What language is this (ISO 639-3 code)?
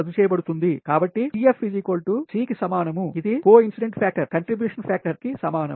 tel